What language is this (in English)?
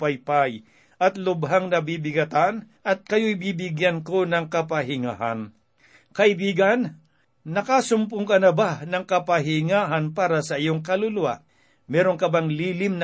Filipino